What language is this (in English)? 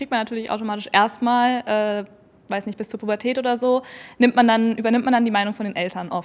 German